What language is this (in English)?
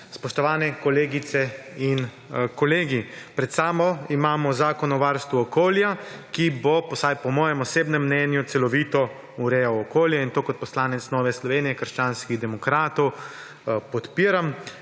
Slovenian